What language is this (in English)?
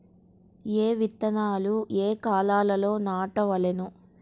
Telugu